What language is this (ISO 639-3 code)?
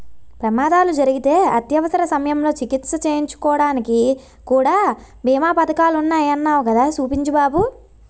tel